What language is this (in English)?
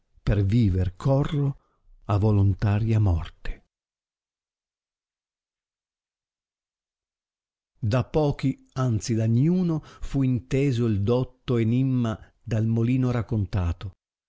Italian